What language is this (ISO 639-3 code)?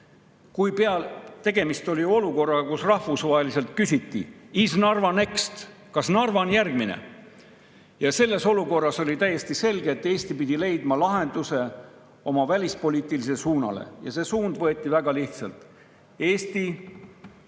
est